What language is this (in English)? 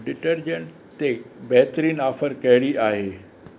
Sindhi